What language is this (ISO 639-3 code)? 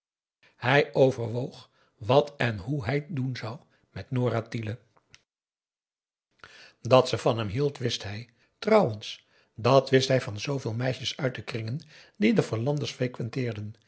nld